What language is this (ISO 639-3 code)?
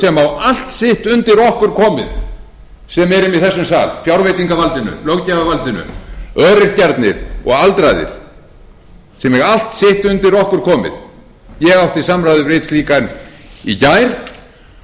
isl